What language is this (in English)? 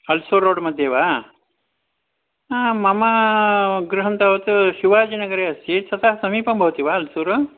Sanskrit